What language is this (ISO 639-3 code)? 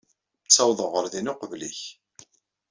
kab